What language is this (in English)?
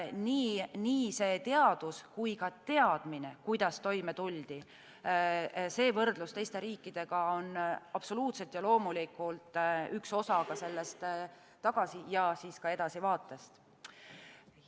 Estonian